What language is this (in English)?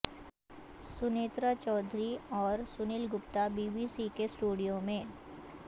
Urdu